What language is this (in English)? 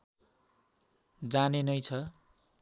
Nepali